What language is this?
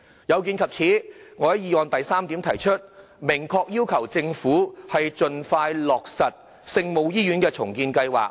Cantonese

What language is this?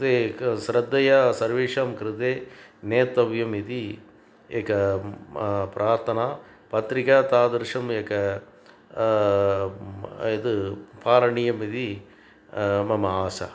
Sanskrit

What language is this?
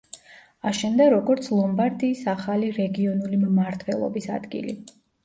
Georgian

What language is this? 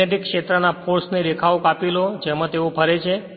Gujarati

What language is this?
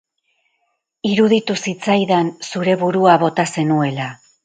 Basque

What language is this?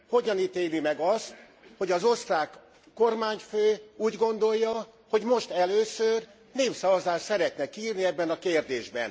Hungarian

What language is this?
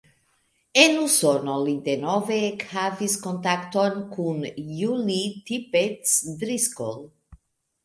Esperanto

